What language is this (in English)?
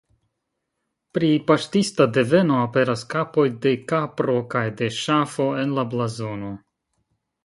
Esperanto